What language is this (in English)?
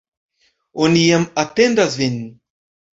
Esperanto